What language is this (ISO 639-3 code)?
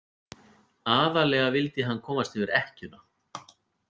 isl